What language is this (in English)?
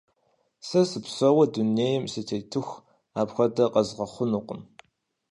Kabardian